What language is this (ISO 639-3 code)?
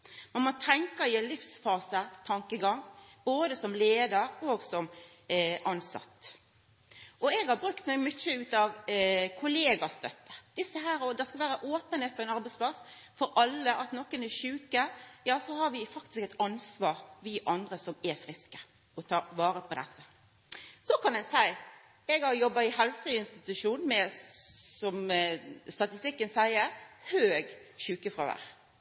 nno